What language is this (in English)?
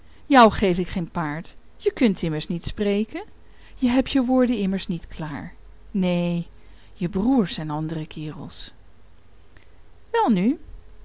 Dutch